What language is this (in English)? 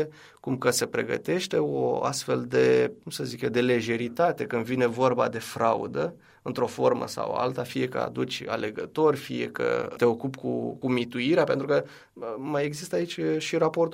Romanian